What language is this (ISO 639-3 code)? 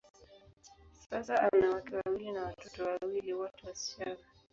swa